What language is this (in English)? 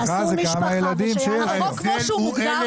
Hebrew